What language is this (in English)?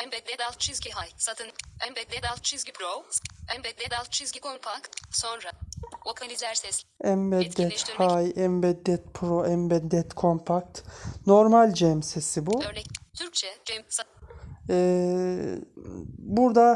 Turkish